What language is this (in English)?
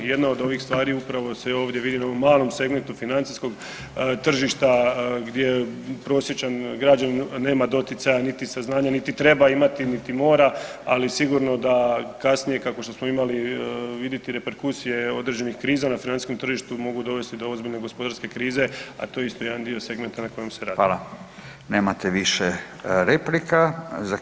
Croatian